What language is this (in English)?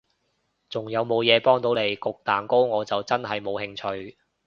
Cantonese